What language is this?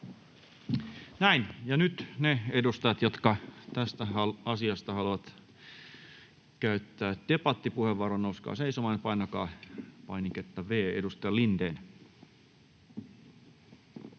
Finnish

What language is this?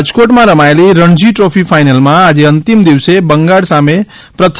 Gujarati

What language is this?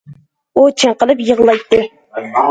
Uyghur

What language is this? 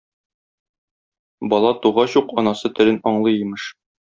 Tatar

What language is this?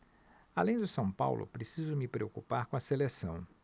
Portuguese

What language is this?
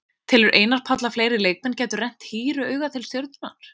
Icelandic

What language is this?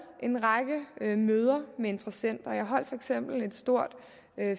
Danish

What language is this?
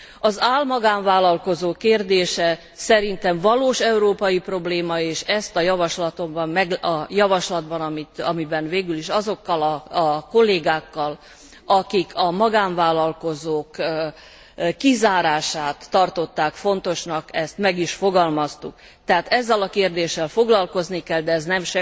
Hungarian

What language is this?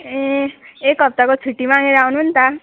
Nepali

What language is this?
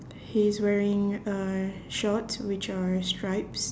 English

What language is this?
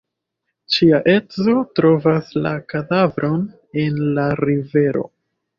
Esperanto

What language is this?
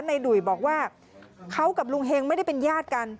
Thai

